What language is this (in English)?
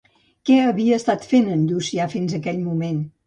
Catalan